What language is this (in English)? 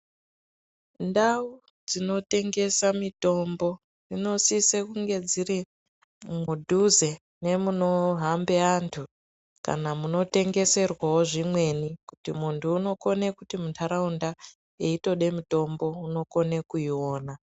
Ndau